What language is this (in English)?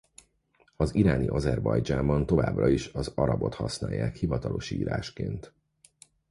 Hungarian